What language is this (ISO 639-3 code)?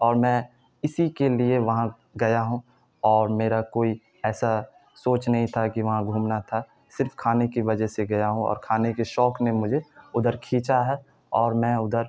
urd